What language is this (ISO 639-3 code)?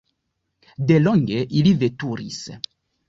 epo